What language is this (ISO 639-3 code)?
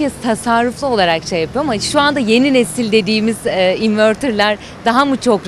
tur